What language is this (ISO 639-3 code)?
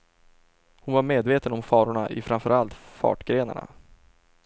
swe